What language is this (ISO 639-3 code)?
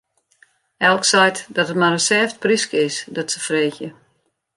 fry